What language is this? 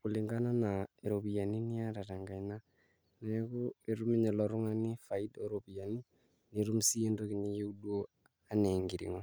Masai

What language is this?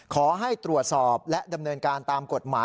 Thai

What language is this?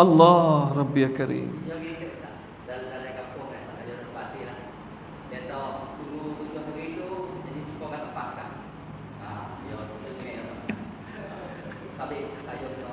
Malay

